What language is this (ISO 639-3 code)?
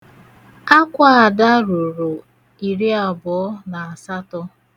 ibo